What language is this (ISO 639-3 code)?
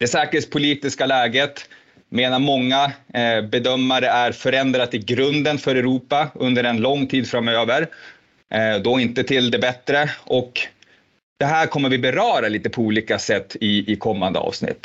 swe